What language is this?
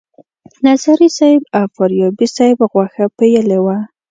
Pashto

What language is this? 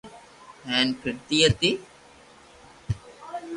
Loarki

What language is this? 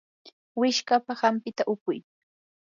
Yanahuanca Pasco Quechua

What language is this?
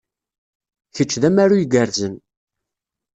Kabyle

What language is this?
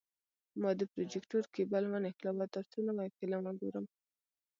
Pashto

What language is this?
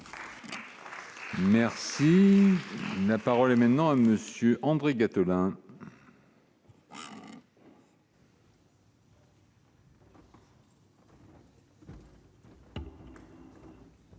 French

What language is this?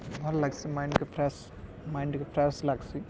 Odia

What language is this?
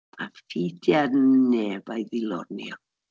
Welsh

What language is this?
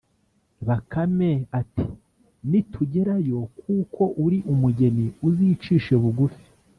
Kinyarwanda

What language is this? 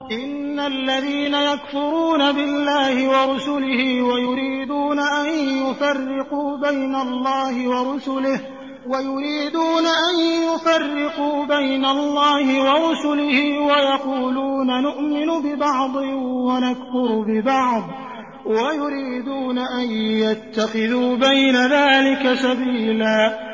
Arabic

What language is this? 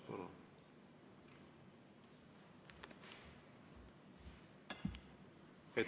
Estonian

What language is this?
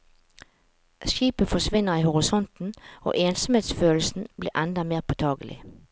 Norwegian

